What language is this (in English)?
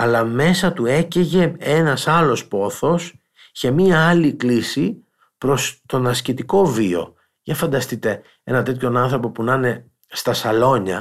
Greek